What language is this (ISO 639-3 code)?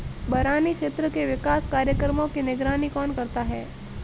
hin